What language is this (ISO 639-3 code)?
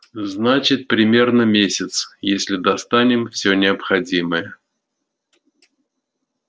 rus